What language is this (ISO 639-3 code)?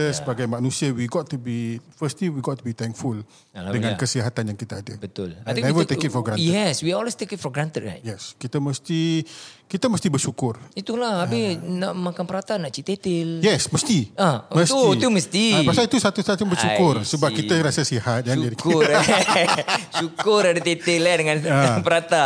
msa